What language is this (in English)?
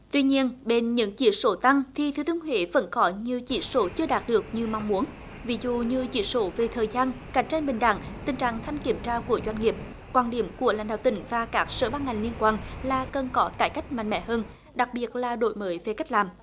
Vietnamese